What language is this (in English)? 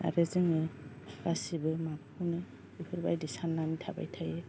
Bodo